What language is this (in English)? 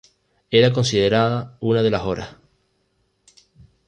Spanish